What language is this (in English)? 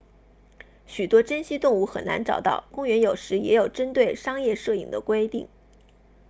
Chinese